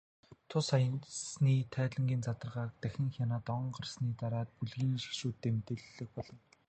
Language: Mongolian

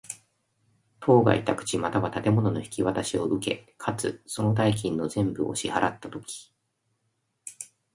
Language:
Japanese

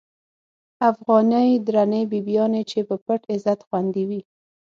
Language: Pashto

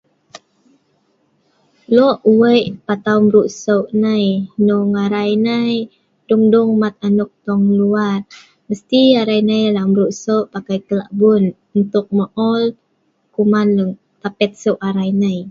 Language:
Sa'ban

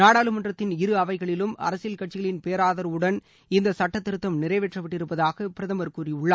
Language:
Tamil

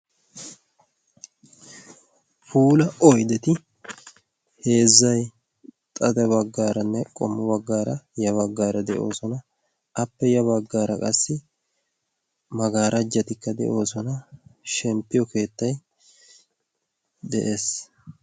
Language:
Wolaytta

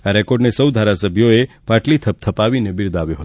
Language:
Gujarati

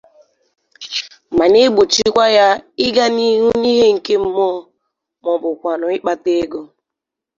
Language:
Igbo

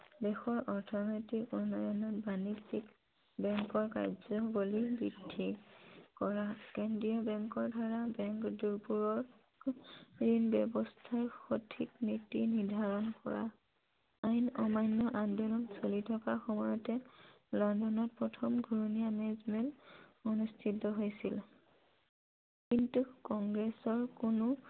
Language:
Assamese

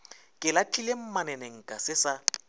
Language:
Northern Sotho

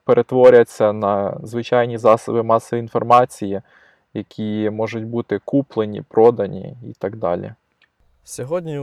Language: Ukrainian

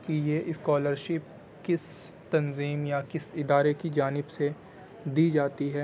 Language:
Urdu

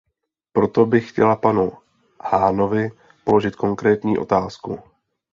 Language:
Czech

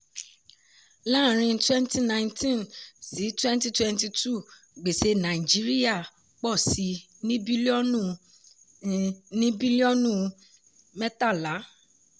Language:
Yoruba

